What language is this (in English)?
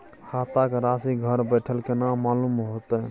Maithili